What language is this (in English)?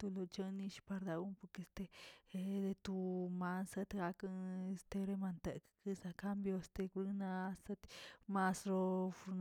Tilquiapan Zapotec